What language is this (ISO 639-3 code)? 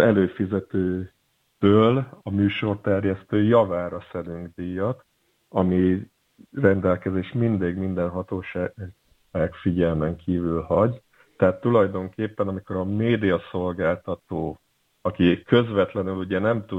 hun